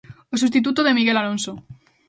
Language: Galician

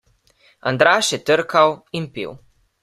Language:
Slovenian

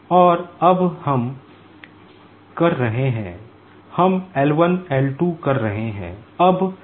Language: Hindi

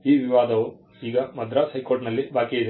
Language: Kannada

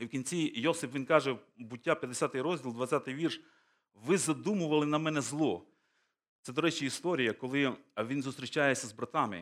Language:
Ukrainian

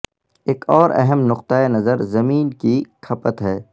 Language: Urdu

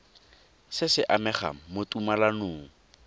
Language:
Tswana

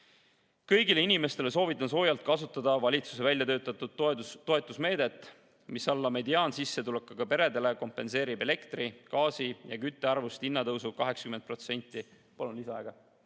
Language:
Estonian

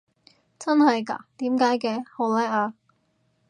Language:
Cantonese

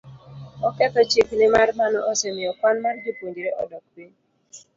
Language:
Luo (Kenya and Tanzania)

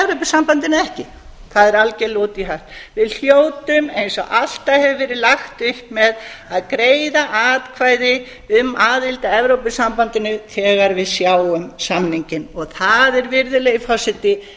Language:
Icelandic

